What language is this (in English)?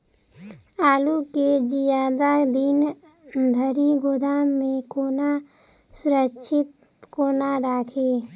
Maithili